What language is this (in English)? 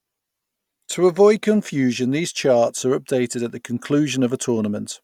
English